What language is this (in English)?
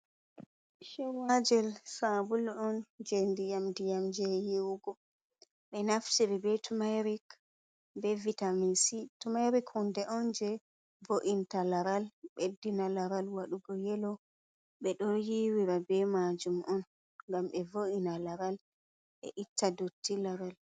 Fula